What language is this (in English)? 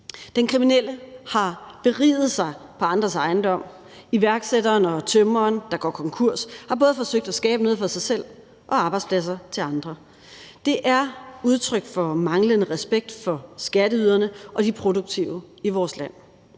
Danish